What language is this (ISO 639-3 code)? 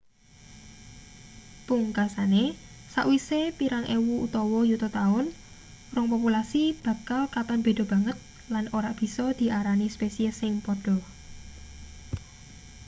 jav